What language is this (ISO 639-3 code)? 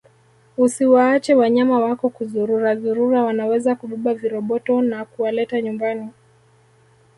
swa